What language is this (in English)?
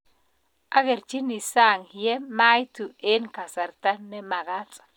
Kalenjin